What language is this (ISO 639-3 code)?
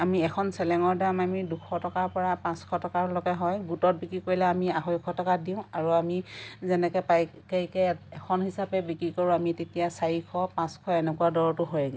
asm